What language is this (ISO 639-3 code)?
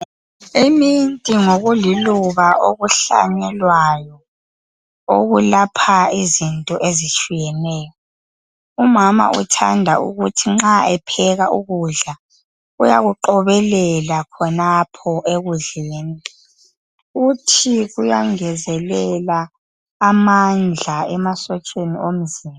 nde